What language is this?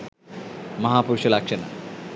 Sinhala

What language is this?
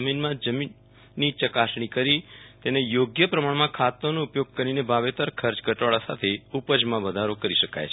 Gujarati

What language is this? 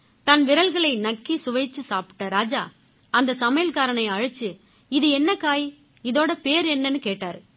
Tamil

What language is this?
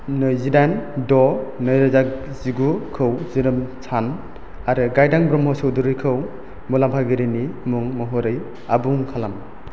Bodo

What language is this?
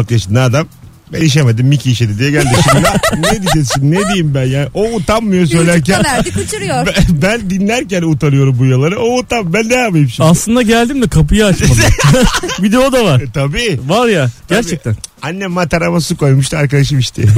Turkish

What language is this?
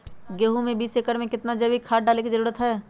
Magahi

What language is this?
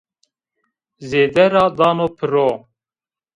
Zaza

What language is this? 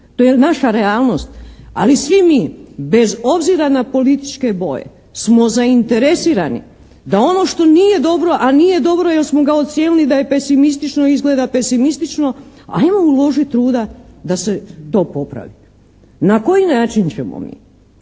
Croatian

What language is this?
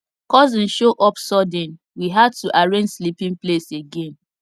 Nigerian Pidgin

